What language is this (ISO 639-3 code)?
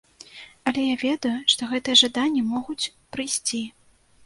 bel